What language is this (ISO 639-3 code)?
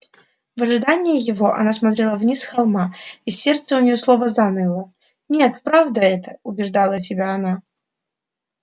rus